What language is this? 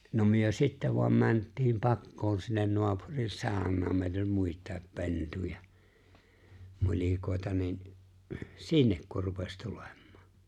Finnish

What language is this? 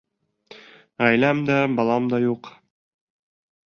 Bashkir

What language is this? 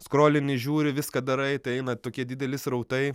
Lithuanian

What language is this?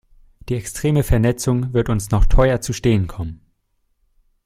German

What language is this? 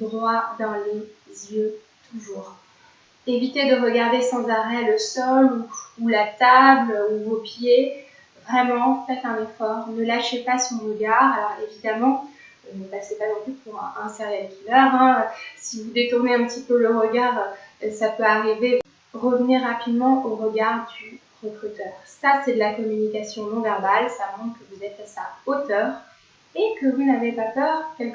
French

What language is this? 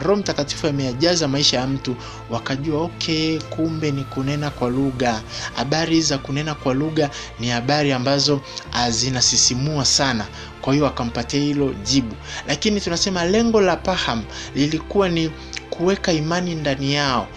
Swahili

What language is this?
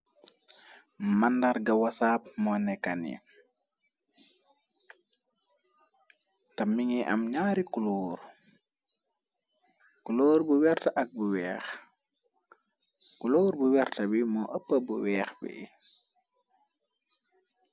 Wolof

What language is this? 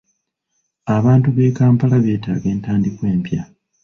Ganda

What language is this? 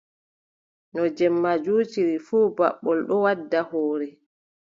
Adamawa Fulfulde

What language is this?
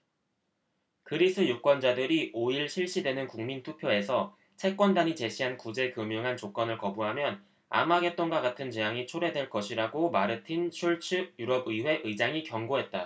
Korean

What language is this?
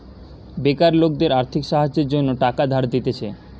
Bangla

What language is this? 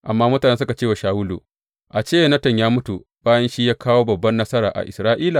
Hausa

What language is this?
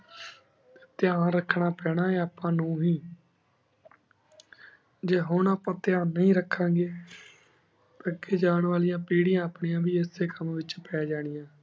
Punjabi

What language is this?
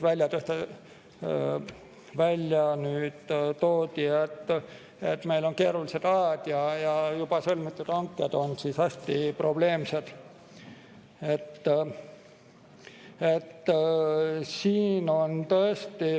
Estonian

